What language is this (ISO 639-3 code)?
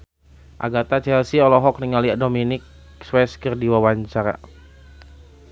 sun